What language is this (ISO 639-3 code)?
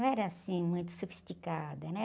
por